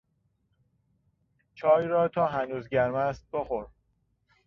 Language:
Persian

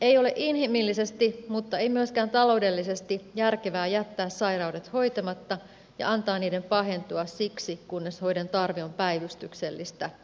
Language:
Finnish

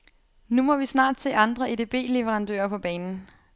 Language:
Danish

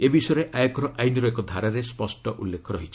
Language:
Odia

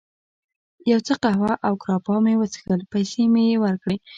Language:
Pashto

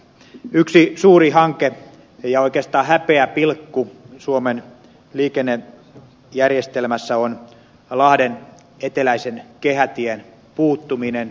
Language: Finnish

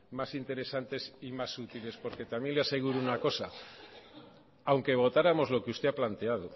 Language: Spanish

